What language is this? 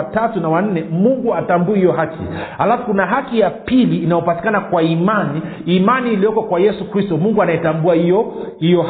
Swahili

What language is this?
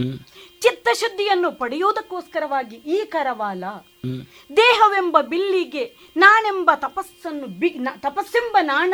Kannada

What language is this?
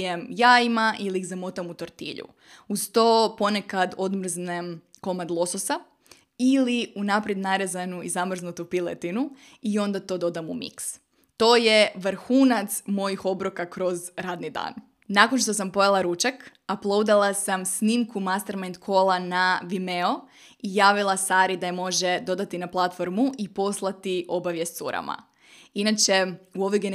Croatian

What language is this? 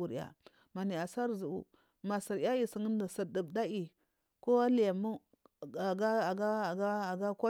Marghi South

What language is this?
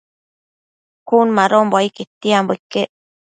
Matsés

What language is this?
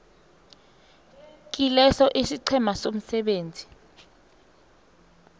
South Ndebele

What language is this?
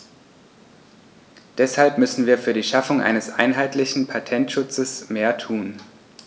German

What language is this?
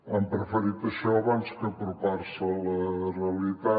Catalan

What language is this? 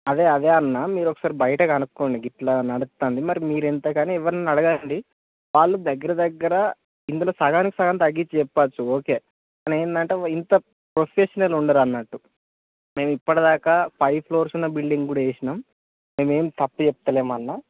Telugu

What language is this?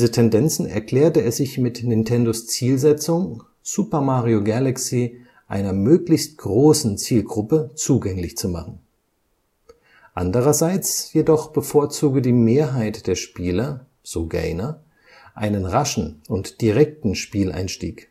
German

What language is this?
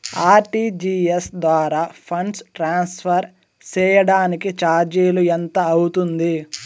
Telugu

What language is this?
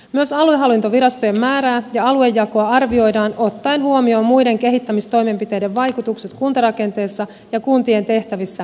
Finnish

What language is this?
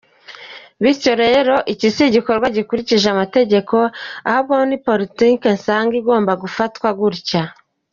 Kinyarwanda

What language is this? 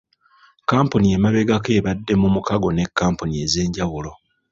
Ganda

